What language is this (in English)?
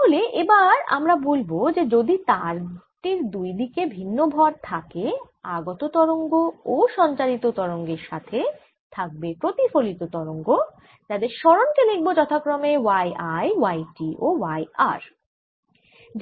Bangla